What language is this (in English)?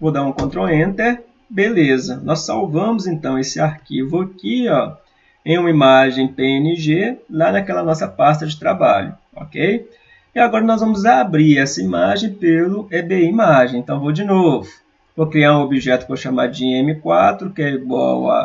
Portuguese